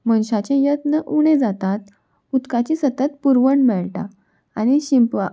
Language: Konkani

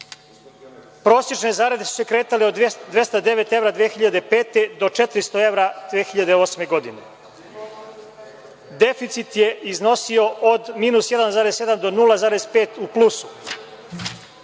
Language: Serbian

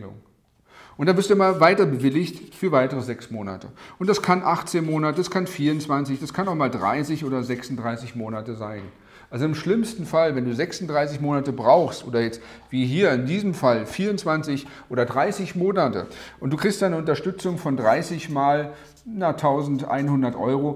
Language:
German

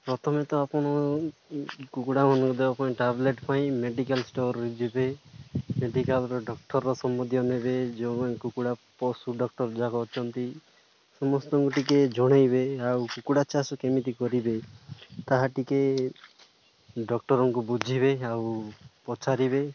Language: Odia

